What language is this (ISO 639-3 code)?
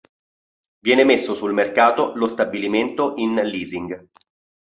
ita